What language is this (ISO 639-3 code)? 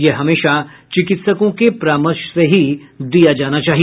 hin